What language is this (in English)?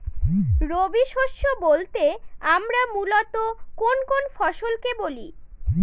Bangla